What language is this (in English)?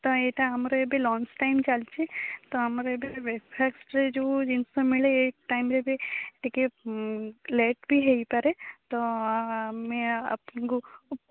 Odia